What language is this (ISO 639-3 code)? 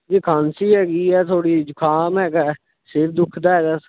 pan